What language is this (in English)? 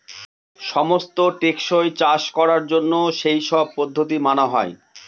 Bangla